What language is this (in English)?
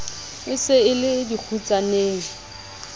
Southern Sotho